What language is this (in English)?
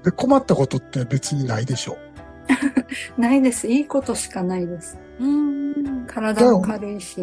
Japanese